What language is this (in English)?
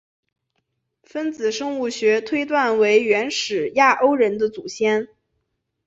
Chinese